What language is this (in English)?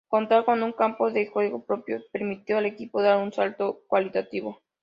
Spanish